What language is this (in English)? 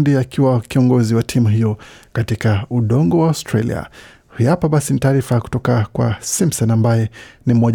Swahili